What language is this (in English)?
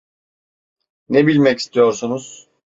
Turkish